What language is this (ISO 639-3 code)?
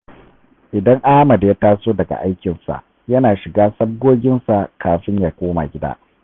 hau